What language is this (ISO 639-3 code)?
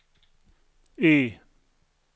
swe